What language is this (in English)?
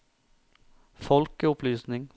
Norwegian